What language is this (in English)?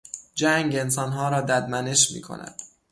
Persian